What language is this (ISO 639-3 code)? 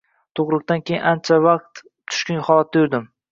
uzb